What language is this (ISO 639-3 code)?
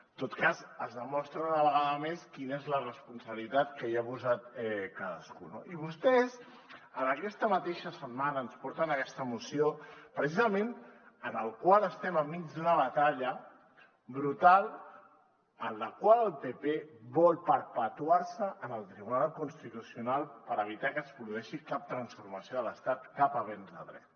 cat